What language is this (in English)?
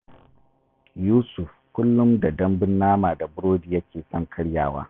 Hausa